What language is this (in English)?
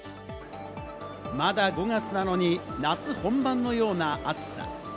Japanese